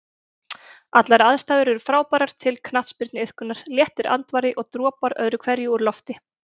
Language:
Icelandic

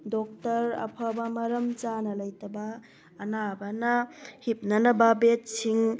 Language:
Manipuri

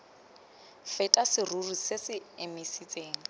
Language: Tswana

